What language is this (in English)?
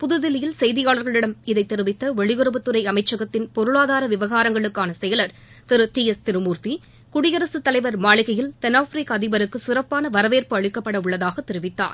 Tamil